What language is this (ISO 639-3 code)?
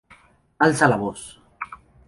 spa